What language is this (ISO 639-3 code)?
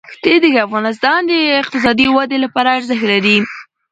pus